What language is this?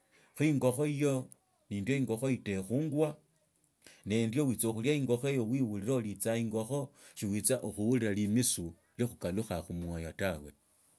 Tsotso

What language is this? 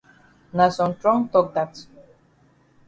Cameroon Pidgin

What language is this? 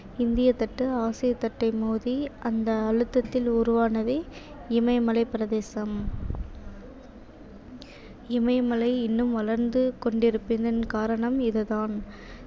Tamil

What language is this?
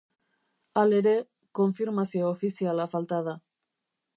Basque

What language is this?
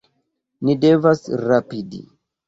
Esperanto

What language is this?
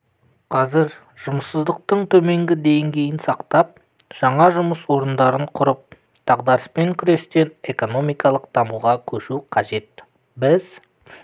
Kazakh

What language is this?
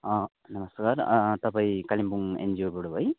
Nepali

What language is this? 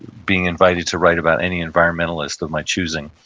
English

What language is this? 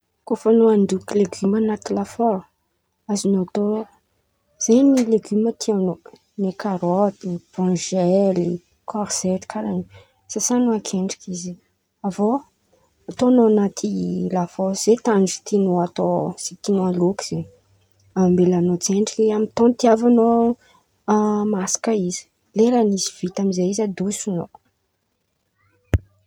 Antankarana Malagasy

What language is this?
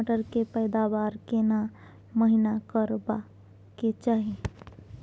Maithili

